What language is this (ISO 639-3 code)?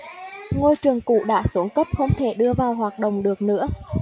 vie